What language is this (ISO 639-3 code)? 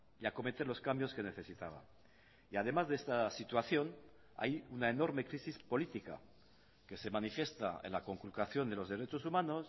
spa